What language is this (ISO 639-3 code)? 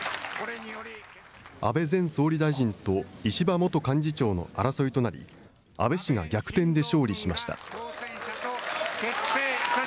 jpn